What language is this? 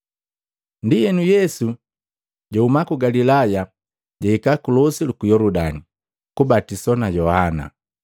Matengo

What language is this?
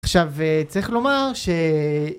Hebrew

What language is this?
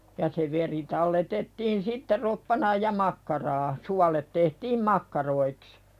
Finnish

